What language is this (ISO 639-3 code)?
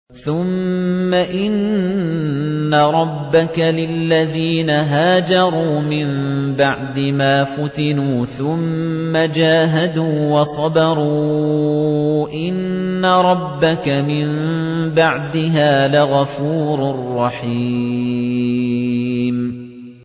ara